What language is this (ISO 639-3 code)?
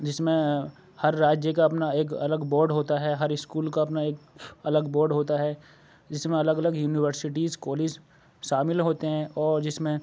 urd